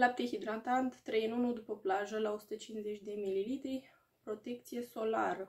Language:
Romanian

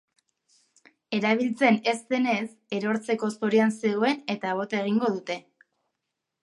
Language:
Basque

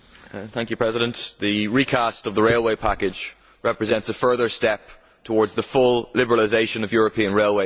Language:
English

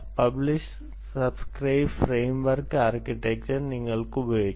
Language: Malayalam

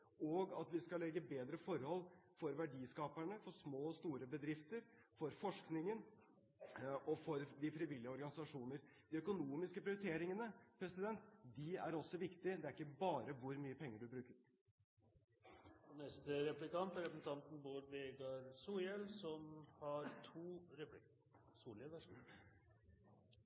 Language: Norwegian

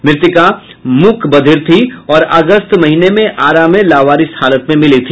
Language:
Hindi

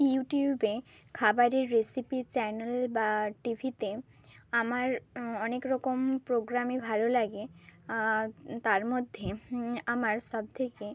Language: Bangla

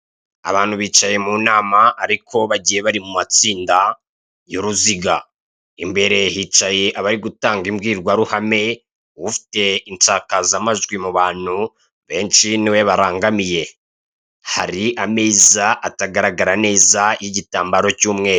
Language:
Kinyarwanda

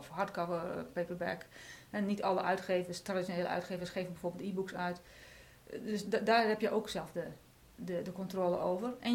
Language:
Dutch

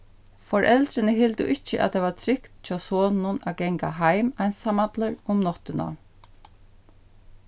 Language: Faroese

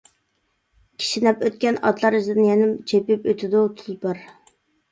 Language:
Uyghur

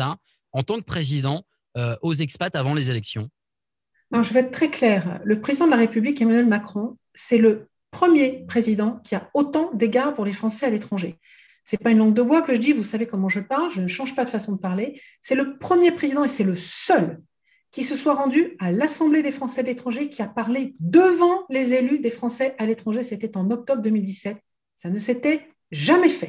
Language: French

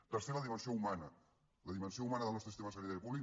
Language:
Catalan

